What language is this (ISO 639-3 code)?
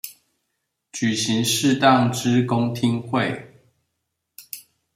zho